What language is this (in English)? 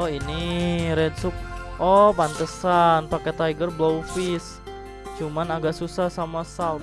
Indonesian